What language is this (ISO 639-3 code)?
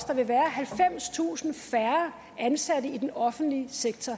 dan